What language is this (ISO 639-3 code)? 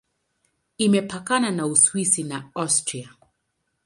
swa